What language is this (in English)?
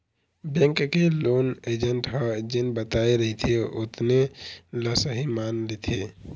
Chhattisgarhi